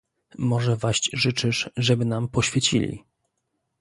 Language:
Polish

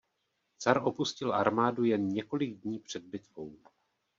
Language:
Czech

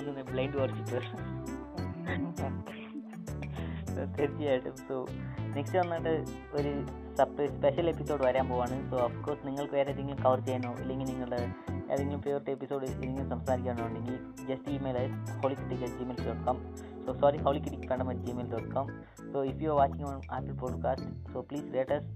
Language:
Malayalam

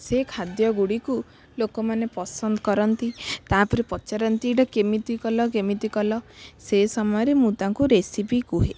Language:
Odia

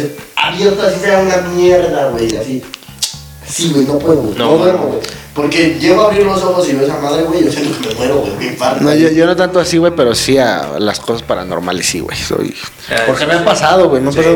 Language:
Spanish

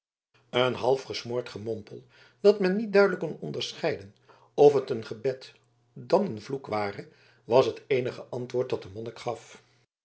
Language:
Dutch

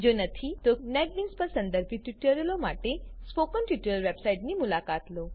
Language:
Gujarati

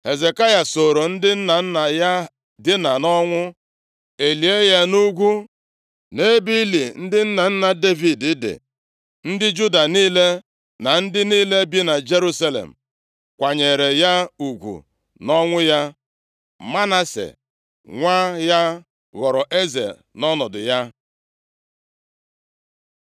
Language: Igbo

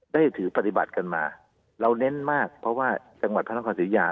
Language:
Thai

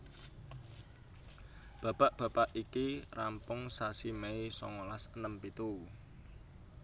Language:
Javanese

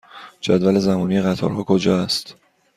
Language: Persian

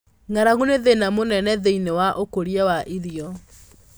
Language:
Kikuyu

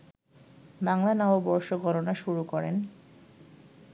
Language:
Bangla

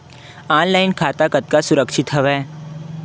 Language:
Chhattisgarhi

